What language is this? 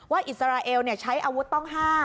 Thai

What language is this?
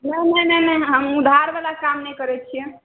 Maithili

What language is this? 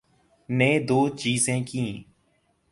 Urdu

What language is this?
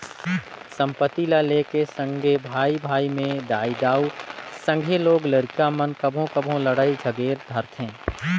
Chhattisgarhi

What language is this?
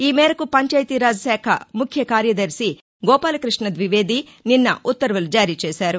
Telugu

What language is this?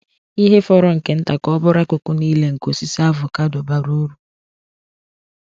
Igbo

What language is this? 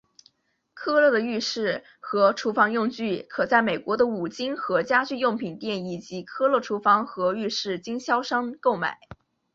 Chinese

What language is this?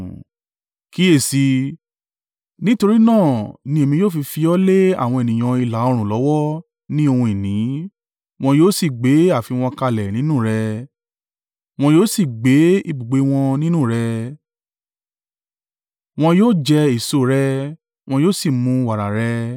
Yoruba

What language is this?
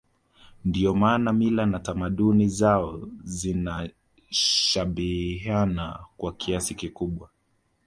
Swahili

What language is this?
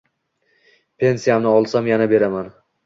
Uzbek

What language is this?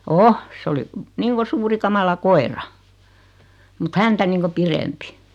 Finnish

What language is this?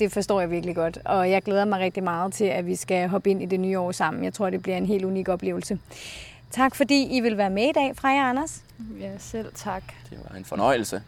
Danish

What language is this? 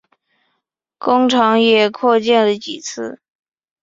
Chinese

